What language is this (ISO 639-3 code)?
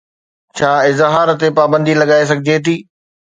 snd